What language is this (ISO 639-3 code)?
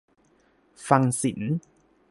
tha